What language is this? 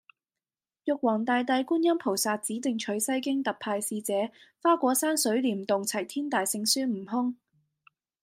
Cantonese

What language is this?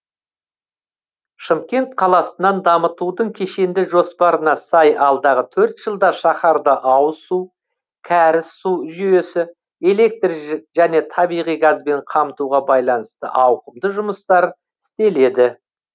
Kazakh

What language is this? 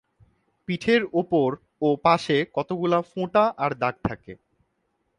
Bangla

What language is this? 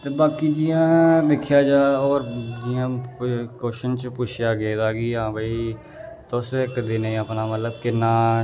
Dogri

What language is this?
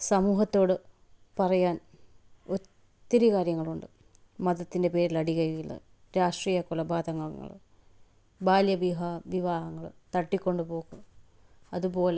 Malayalam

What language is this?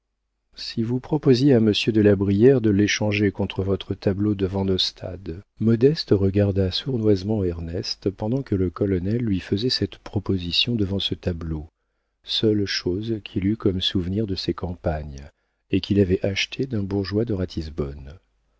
French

